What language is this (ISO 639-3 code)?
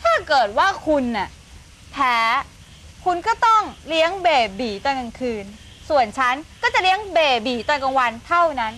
tha